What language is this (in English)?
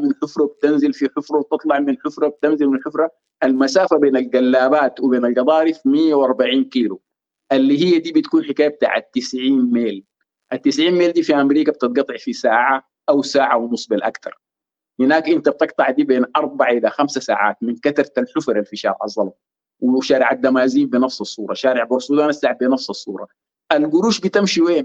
Arabic